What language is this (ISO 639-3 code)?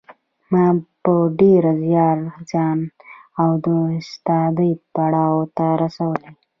pus